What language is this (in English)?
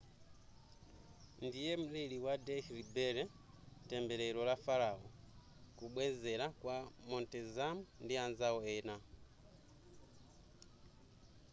Nyanja